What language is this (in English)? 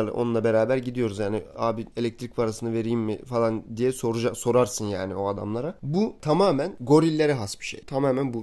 Turkish